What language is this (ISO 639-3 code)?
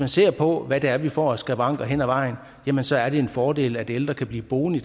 dan